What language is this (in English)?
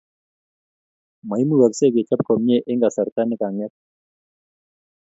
Kalenjin